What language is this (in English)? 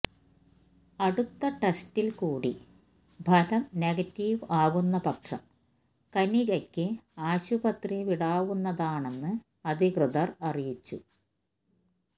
Malayalam